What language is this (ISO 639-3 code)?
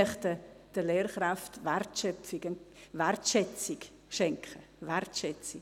gsw